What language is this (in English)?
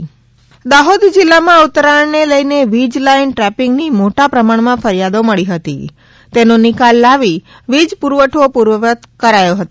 Gujarati